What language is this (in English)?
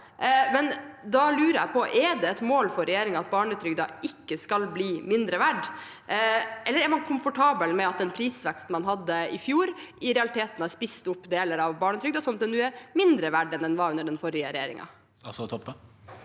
Norwegian